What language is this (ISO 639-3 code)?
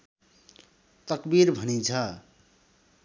nep